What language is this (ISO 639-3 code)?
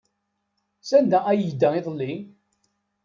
kab